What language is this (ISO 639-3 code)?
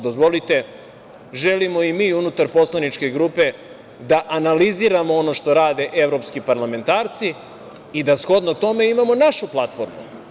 srp